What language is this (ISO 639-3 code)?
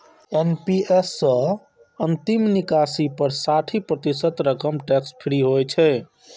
mai